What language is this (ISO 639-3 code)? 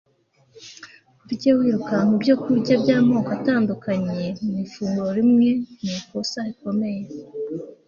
kin